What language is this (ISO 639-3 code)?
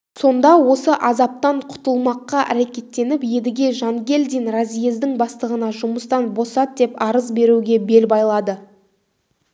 kaz